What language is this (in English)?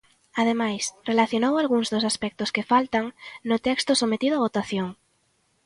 Galician